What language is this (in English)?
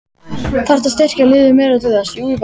Icelandic